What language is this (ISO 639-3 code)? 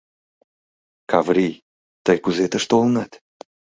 chm